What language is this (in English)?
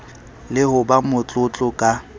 Southern Sotho